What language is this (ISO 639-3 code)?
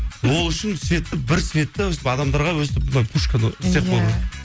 kaz